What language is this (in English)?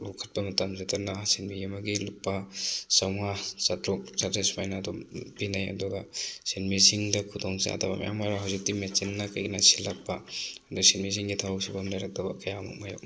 Manipuri